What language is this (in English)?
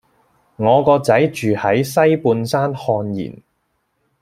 Cantonese